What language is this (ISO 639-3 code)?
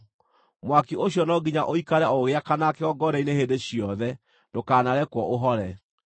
kik